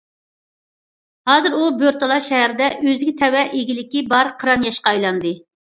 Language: Uyghur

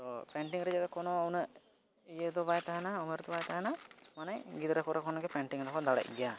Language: Santali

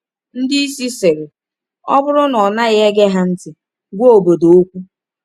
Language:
Igbo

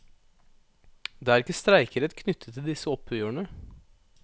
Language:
Norwegian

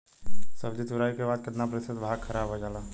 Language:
Bhojpuri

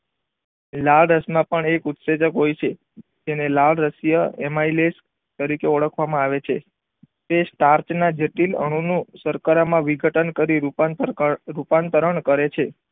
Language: Gujarati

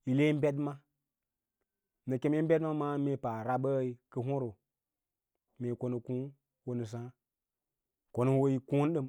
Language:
Lala-Roba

